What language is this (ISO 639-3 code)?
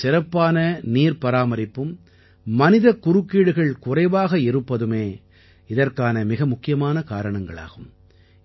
tam